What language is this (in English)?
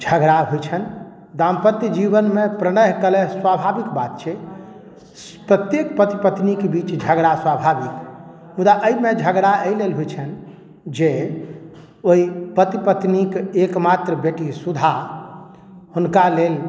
Maithili